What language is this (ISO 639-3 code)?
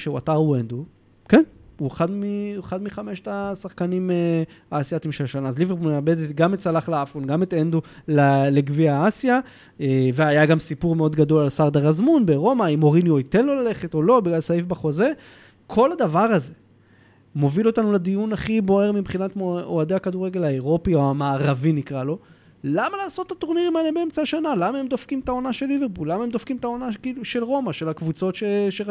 heb